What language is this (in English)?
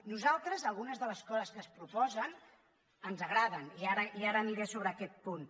Catalan